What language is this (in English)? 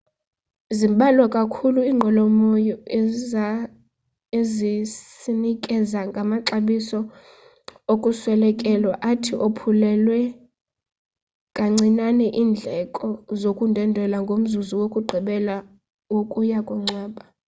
Xhosa